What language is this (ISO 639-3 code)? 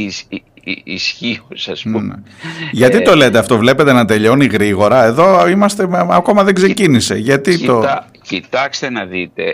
ell